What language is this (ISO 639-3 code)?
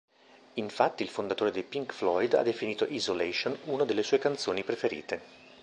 ita